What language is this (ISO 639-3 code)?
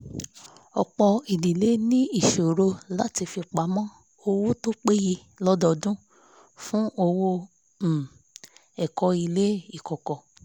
yor